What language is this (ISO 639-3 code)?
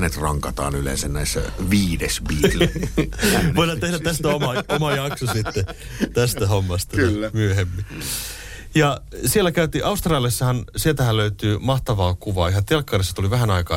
fin